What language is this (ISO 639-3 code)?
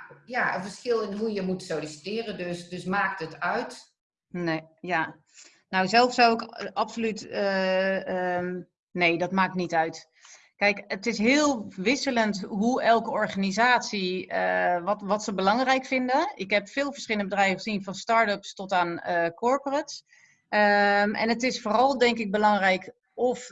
nld